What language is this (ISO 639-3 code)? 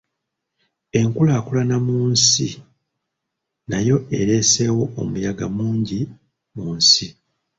lug